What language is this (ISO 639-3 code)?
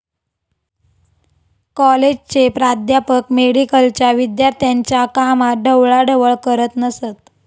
mar